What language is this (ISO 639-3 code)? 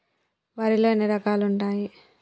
tel